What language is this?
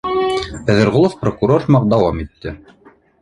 Bashkir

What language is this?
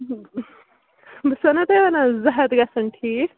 Kashmiri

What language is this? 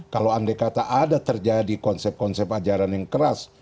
Indonesian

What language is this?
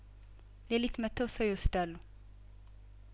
Amharic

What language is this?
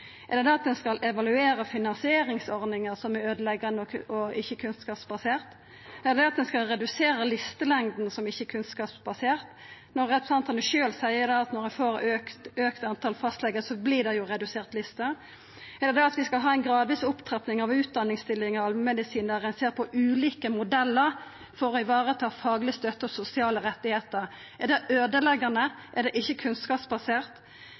Norwegian Nynorsk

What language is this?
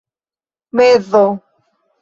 Esperanto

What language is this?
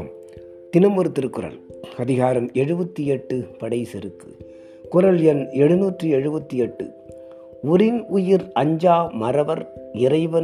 Tamil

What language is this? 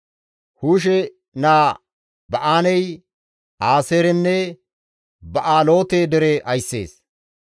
Gamo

